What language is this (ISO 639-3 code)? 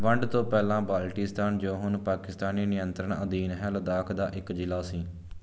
pan